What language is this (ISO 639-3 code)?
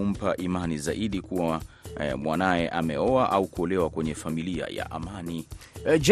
swa